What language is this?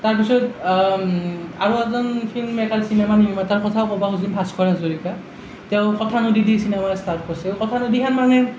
Assamese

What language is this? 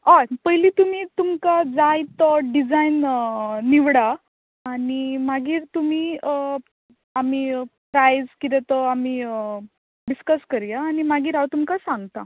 Konkani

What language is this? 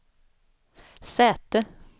Swedish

